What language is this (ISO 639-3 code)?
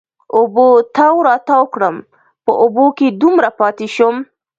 pus